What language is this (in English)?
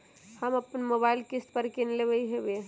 Magahi